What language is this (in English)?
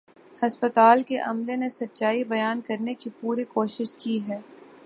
Urdu